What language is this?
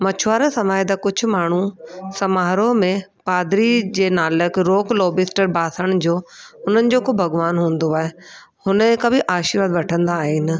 Sindhi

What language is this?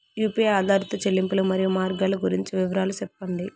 Telugu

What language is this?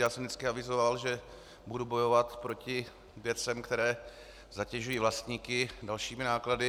Czech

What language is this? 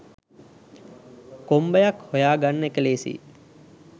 Sinhala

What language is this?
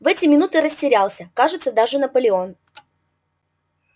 Russian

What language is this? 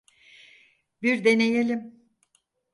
Turkish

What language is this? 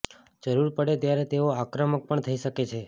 Gujarati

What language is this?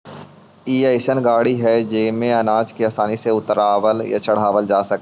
Magahi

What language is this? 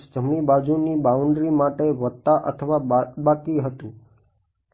Gujarati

